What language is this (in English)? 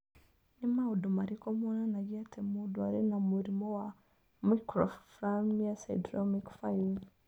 Kikuyu